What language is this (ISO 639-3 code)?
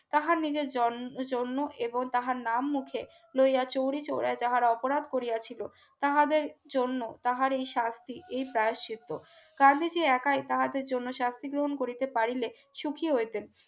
ben